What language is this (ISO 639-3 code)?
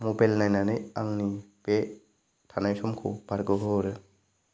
brx